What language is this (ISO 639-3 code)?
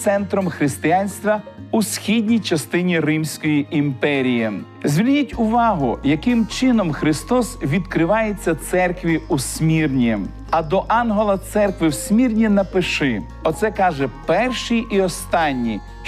ukr